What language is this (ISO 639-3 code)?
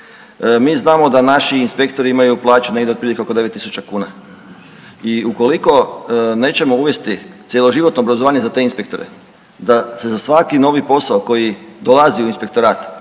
hrv